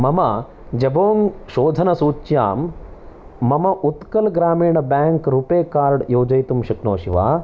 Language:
Sanskrit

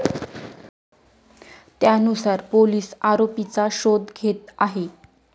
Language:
Marathi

